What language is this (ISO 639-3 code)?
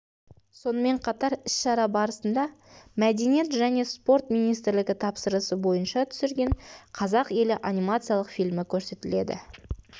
kaz